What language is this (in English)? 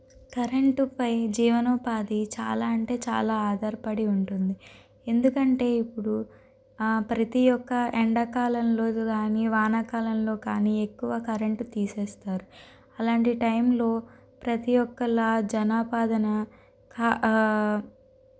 Telugu